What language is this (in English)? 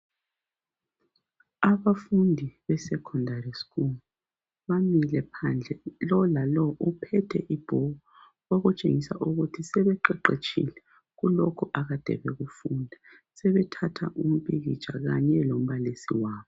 North Ndebele